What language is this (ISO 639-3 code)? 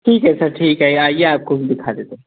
hin